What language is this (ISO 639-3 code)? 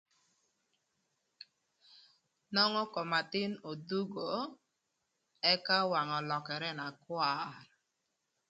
lth